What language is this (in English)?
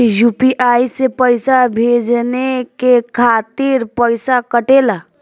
Bhojpuri